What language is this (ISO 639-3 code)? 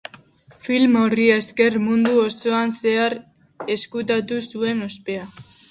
eus